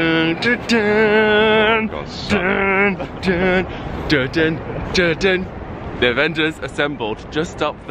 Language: English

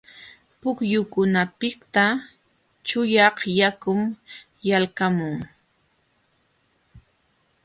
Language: Jauja Wanca Quechua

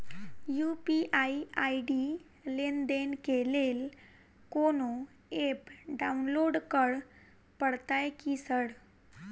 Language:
Maithili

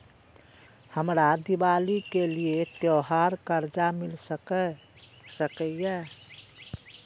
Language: Maithili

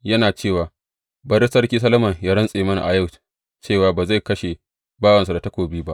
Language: Hausa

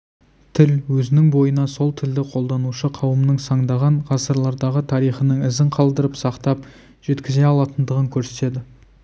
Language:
Kazakh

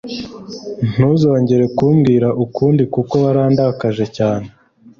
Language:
Kinyarwanda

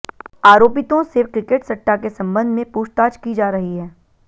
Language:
Hindi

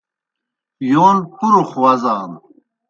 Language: Kohistani Shina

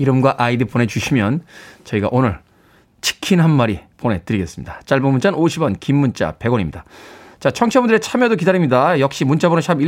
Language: Korean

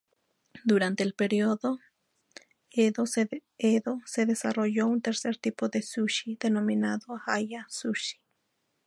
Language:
Spanish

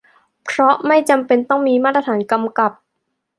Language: Thai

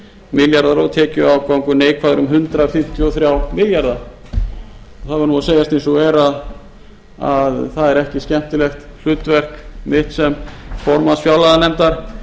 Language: Icelandic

